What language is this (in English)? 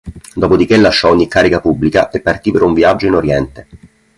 Italian